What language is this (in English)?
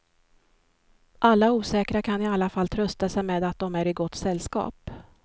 Swedish